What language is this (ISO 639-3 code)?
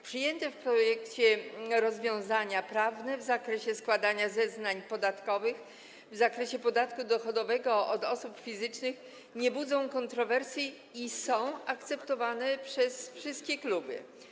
pol